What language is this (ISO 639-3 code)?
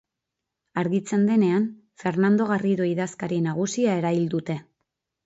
eus